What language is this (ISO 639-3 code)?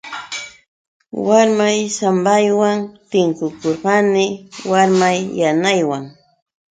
qux